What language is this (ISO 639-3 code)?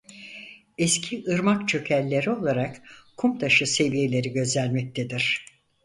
tur